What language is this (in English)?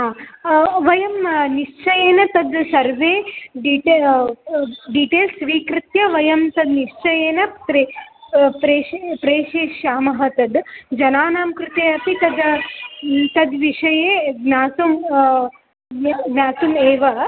Sanskrit